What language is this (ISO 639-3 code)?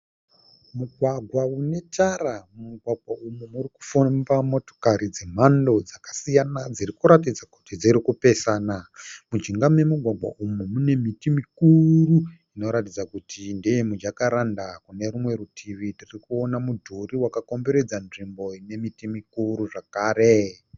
sna